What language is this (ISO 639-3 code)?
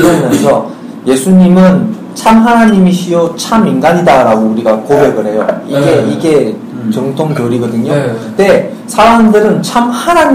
kor